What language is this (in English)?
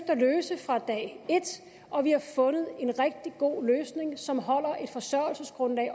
Danish